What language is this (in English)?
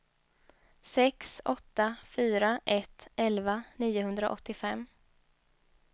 Swedish